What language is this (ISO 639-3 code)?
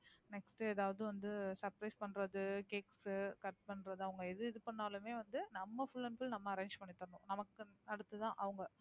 tam